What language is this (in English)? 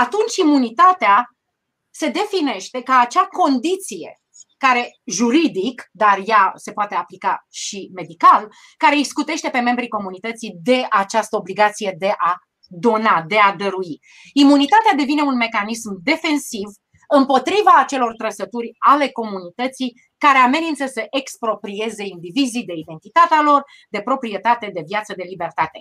Romanian